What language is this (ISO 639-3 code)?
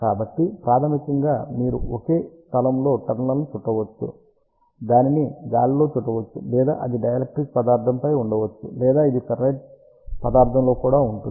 tel